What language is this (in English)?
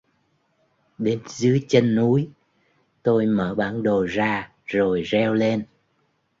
Vietnamese